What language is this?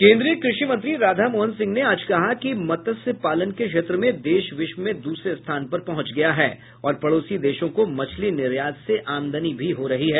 Hindi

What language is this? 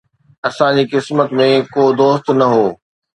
Sindhi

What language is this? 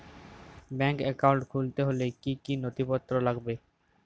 Bangla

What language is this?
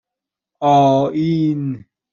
Persian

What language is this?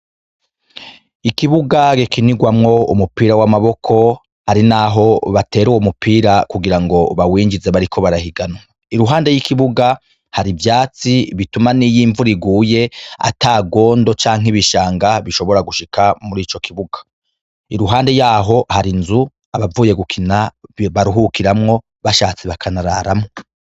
Rundi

